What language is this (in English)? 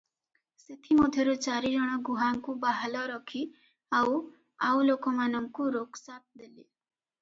Odia